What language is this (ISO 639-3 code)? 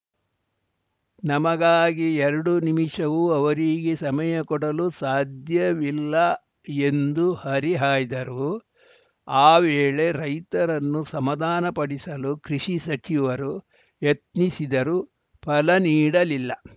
kan